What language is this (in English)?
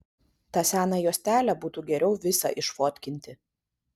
Lithuanian